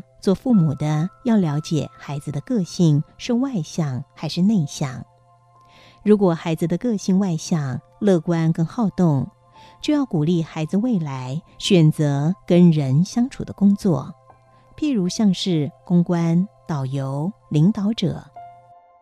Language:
Chinese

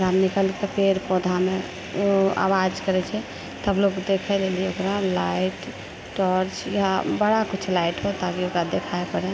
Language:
Maithili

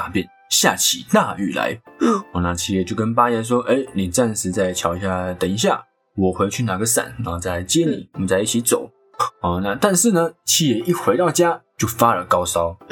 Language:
Chinese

